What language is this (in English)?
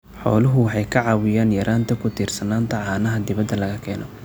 Somali